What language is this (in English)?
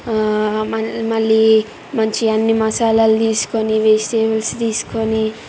Telugu